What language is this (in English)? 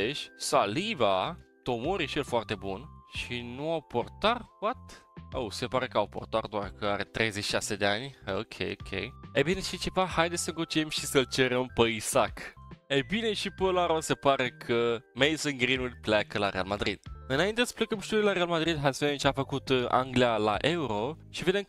Romanian